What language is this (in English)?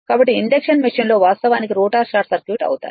Telugu